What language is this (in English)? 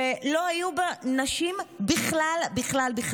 Hebrew